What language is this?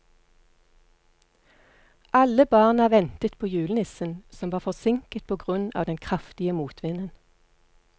Norwegian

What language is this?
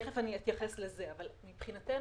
Hebrew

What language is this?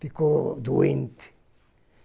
Portuguese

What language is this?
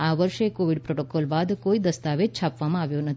Gujarati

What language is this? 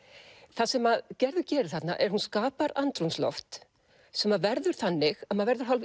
Icelandic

